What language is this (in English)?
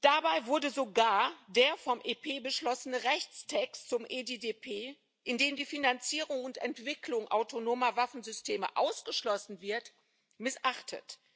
German